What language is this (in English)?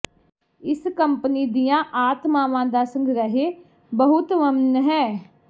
Punjabi